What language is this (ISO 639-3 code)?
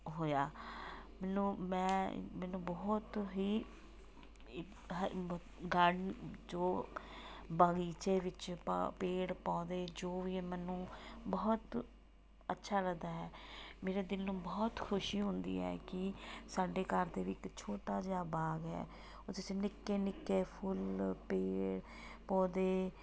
pan